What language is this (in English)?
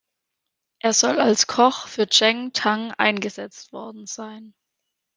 German